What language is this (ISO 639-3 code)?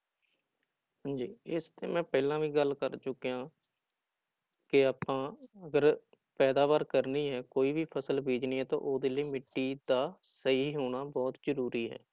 pan